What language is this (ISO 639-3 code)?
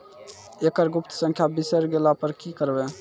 mai